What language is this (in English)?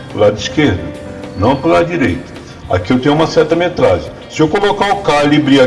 Portuguese